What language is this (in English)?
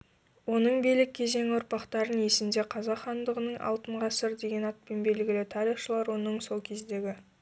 Kazakh